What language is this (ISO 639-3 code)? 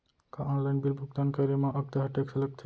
hne